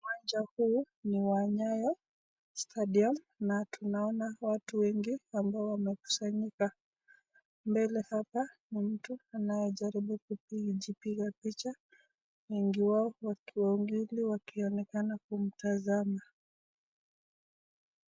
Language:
Swahili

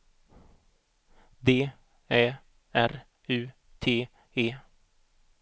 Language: Swedish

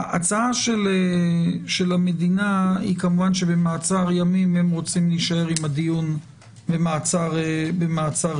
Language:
Hebrew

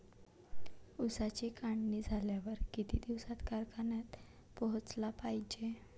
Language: Marathi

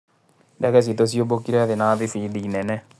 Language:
Kikuyu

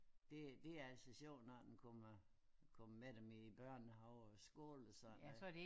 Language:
Danish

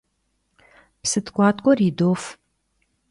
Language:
Kabardian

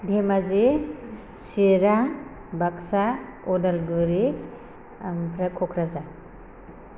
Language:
Bodo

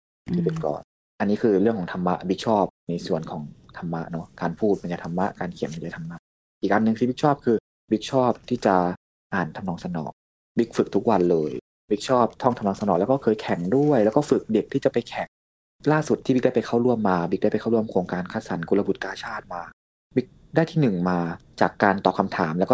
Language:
Thai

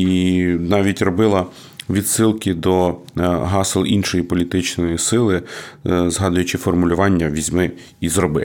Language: Ukrainian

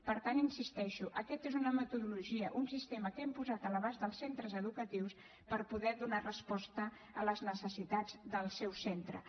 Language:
Catalan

